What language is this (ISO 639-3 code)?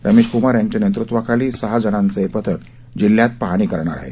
mar